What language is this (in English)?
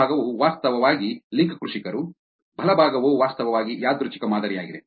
Kannada